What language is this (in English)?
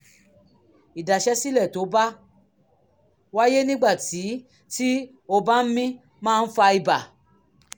Yoruba